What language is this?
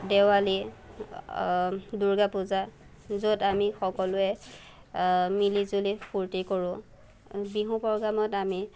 Assamese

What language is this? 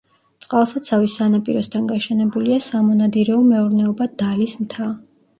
Georgian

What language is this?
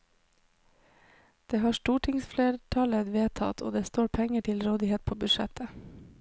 Norwegian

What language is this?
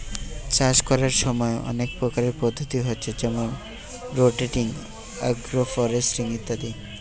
Bangla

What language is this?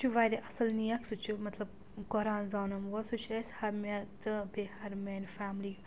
Kashmiri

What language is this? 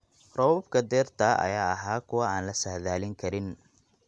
Somali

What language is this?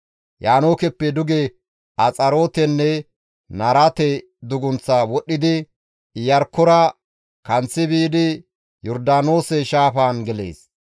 Gamo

